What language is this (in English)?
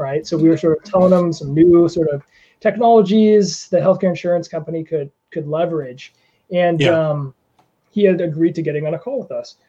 English